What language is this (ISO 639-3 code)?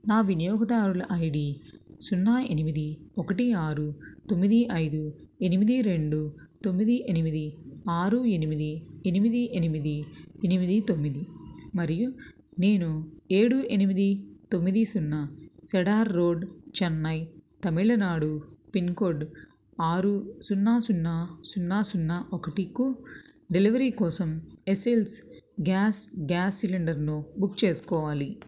tel